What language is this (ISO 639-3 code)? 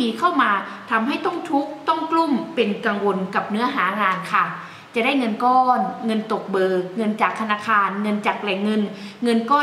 tha